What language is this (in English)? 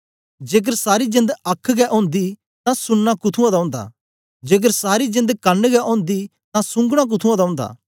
Dogri